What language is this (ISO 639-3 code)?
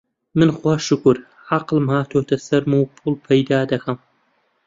ckb